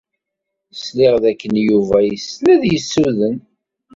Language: Kabyle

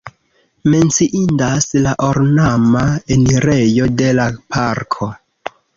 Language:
Esperanto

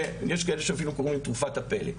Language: Hebrew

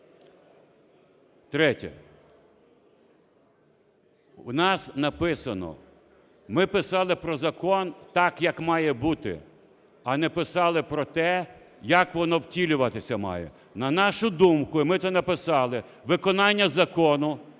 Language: Ukrainian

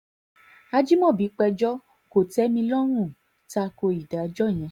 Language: Yoruba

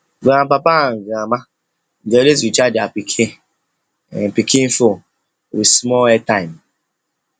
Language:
Nigerian Pidgin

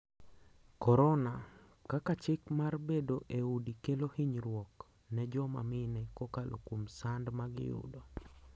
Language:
Luo (Kenya and Tanzania)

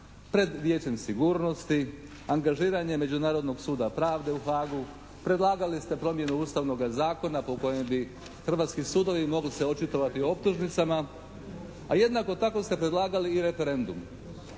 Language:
Croatian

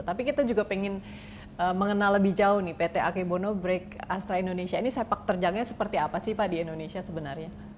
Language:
Indonesian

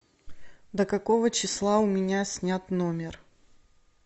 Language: Russian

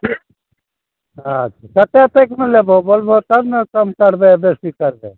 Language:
Maithili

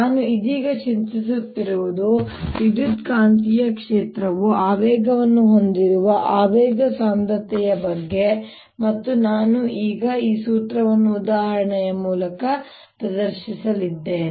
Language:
Kannada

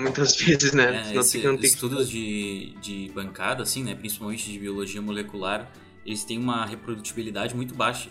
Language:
Portuguese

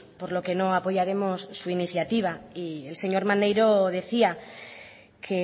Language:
Spanish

